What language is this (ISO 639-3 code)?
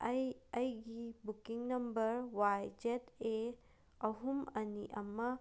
mni